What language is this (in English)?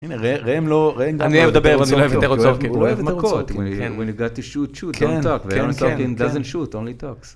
Hebrew